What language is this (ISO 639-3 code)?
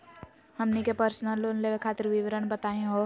mag